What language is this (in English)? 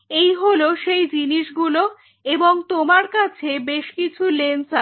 Bangla